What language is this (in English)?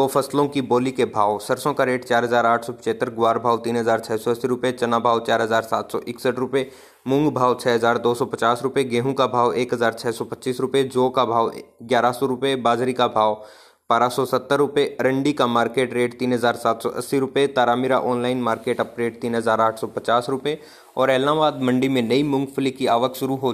Hindi